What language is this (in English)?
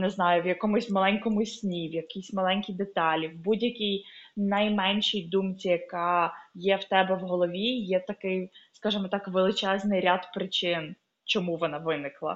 Ukrainian